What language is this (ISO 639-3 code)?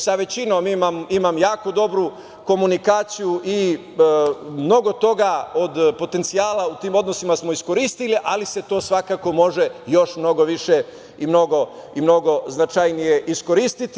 srp